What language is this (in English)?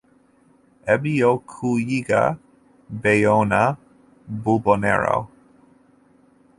Ganda